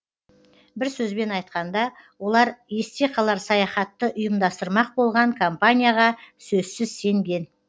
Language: Kazakh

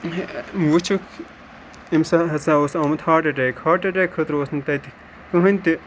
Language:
Kashmiri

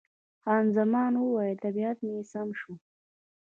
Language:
Pashto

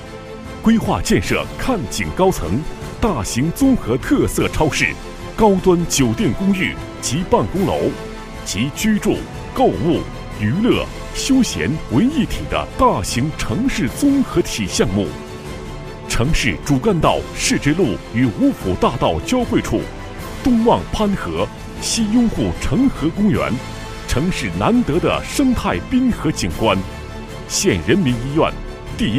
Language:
Chinese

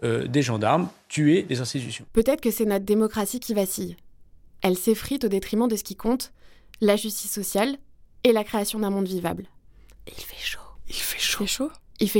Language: French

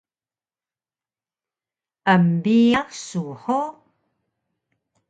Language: Taroko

